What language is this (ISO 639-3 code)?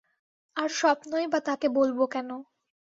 ben